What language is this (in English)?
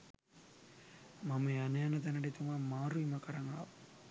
Sinhala